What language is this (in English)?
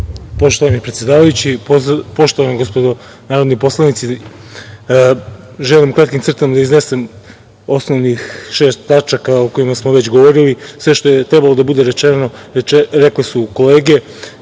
Serbian